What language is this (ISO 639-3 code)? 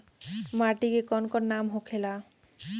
bho